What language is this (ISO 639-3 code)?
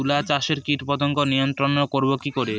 ben